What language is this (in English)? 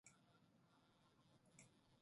Japanese